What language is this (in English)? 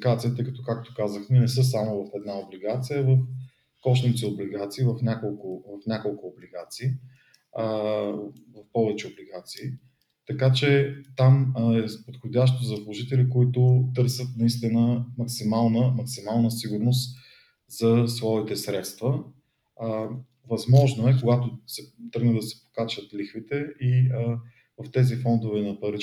Bulgarian